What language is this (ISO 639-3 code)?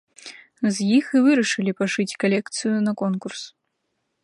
bel